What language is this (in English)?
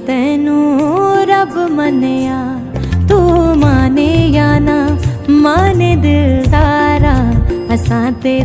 Hindi